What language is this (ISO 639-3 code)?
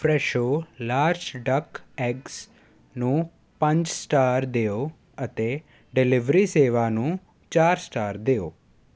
pan